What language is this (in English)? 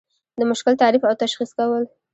Pashto